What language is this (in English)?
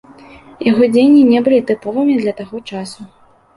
Belarusian